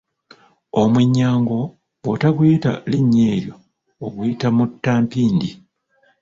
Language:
Ganda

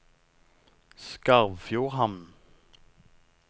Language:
Norwegian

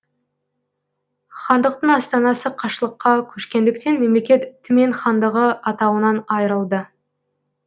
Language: Kazakh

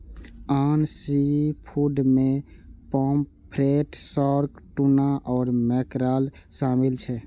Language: Maithili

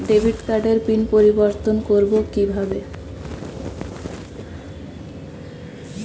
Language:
Bangla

